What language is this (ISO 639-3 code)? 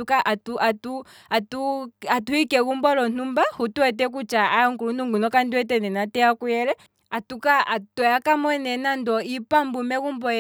kwm